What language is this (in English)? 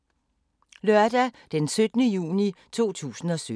Danish